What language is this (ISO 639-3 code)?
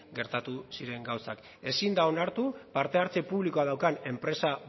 eus